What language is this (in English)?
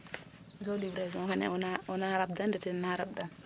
Serer